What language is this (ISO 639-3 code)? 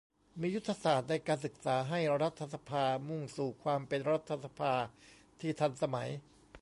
tha